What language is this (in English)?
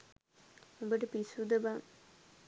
Sinhala